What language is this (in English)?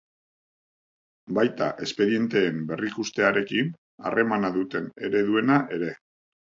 Basque